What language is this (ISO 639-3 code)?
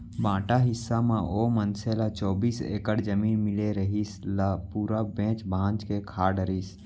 hne